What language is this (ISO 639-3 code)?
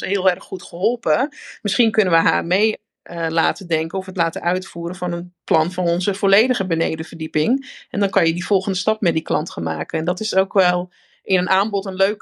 nld